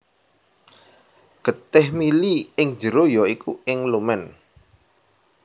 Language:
Javanese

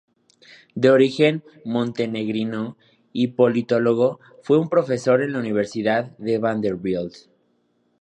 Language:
Spanish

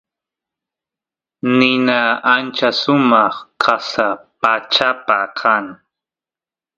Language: Santiago del Estero Quichua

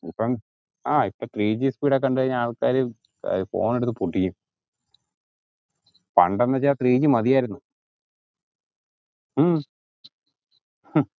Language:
Malayalam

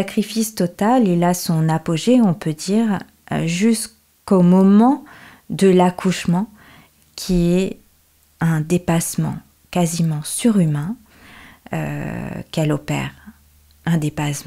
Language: French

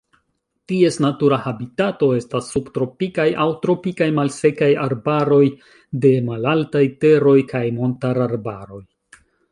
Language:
Esperanto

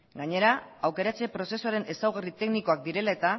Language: Basque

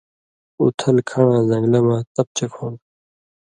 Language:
Indus Kohistani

